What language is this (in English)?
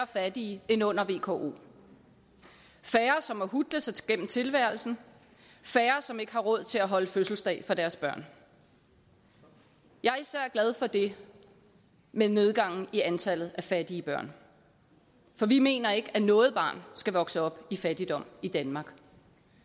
Danish